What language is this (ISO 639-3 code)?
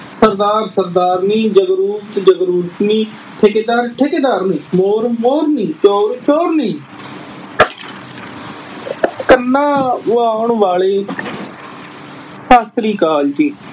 pan